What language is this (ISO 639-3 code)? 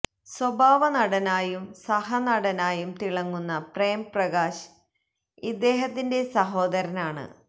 mal